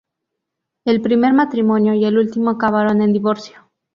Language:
Spanish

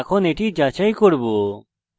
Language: Bangla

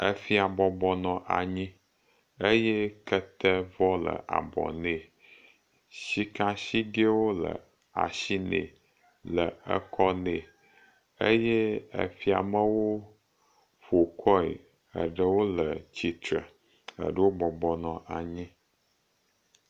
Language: Ewe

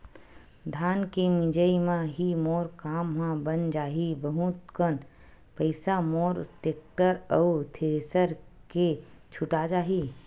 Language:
Chhattisgarhi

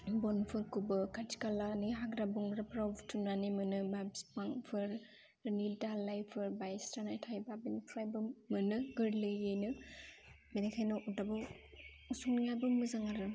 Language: Bodo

